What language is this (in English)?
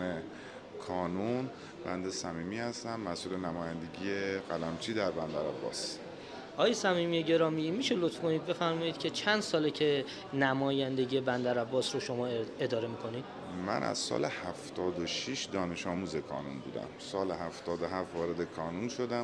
Persian